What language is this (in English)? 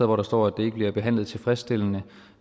Danish